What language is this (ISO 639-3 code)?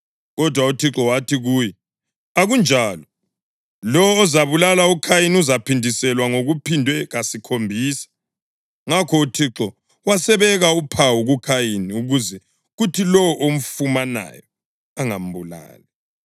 nde